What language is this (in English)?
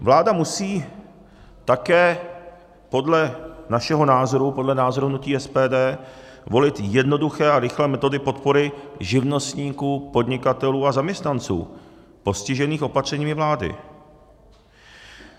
Czech